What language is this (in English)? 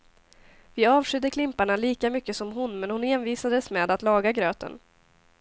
Swedish